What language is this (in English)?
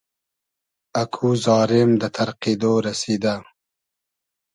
Hazaragi